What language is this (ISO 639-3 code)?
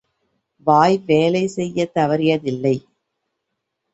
tam